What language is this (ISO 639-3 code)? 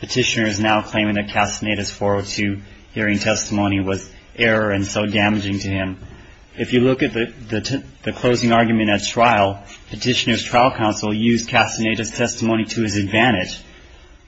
eng